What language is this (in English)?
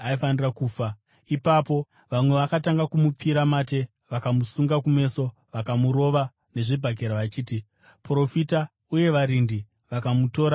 Shona